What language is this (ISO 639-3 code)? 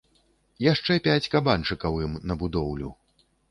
bel